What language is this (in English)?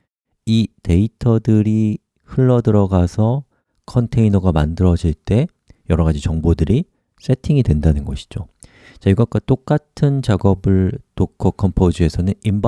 Korean